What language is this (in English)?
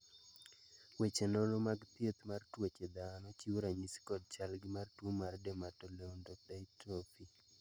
Luo (Kenya and Tanzania)